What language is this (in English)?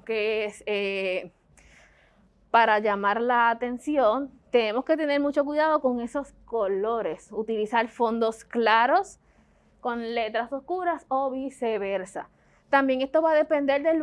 Spanish